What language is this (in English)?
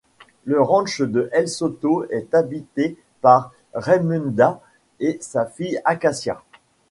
French